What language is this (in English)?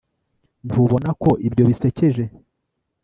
Kinyarwanda